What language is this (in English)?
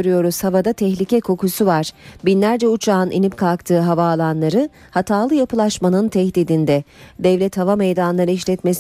Turkish